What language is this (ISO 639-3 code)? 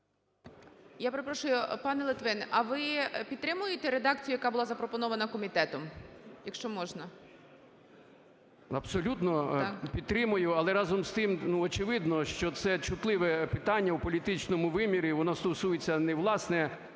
ukr